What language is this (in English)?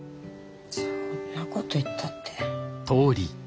Japanese